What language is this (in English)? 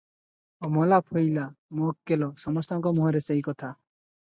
Odia